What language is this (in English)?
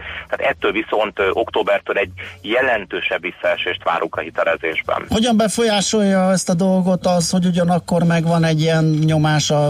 Hungarian